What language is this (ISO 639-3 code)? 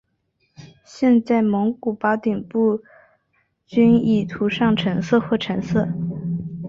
zho